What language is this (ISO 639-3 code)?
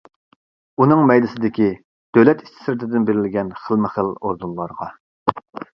uig